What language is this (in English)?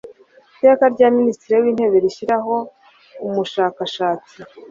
Kinyarwanda